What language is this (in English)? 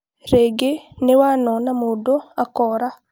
Kikuyu